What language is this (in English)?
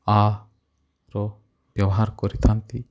Odia